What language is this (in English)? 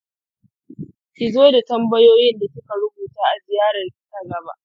Hausa